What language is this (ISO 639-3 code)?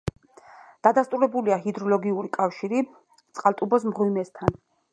kat